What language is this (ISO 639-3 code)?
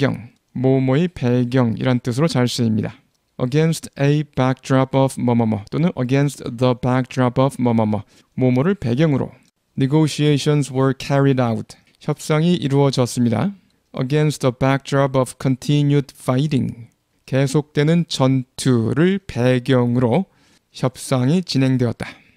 kor